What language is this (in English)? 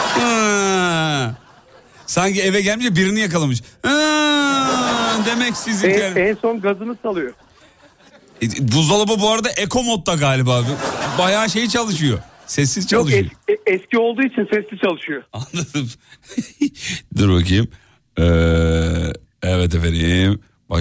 Turkish